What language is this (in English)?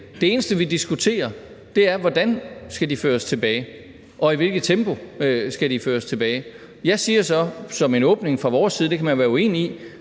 Danish